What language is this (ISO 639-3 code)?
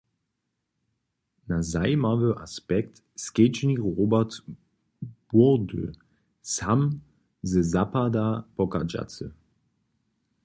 hsb